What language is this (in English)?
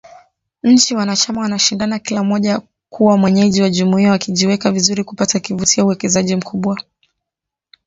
Swahili